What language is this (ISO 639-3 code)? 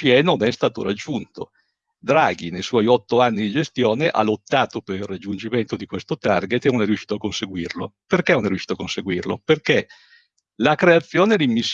ita